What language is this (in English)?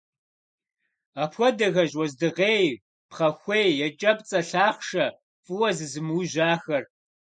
Kabardian